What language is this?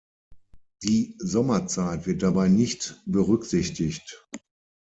German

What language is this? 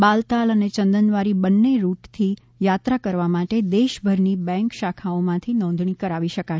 Gujarati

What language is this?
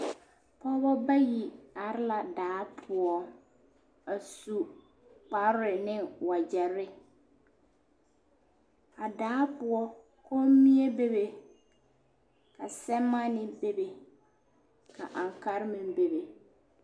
Southern Dagaare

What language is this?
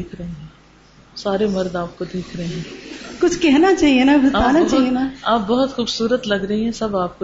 Urdu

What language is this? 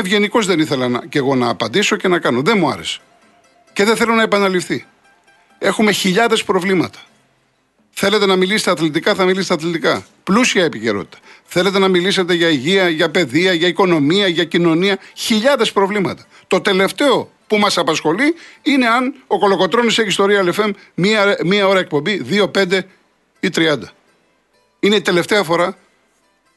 Greek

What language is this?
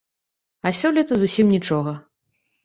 Belarusian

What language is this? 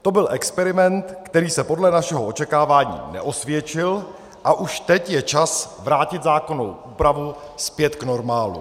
Czech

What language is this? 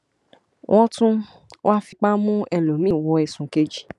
Yoruba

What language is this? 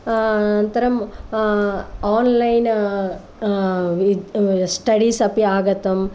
Sanskrit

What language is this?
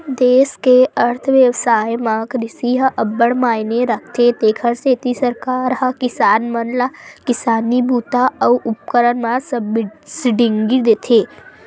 Chhattisgarhi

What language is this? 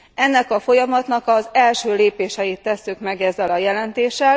Hungarian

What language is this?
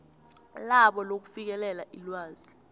South Ndebele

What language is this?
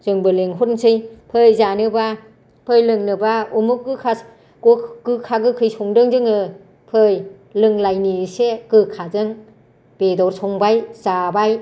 Bodo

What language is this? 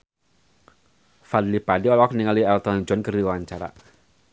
Sundanese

